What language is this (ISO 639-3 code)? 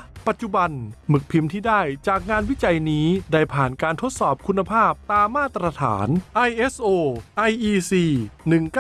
tha